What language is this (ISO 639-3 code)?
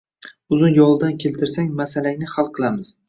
uzb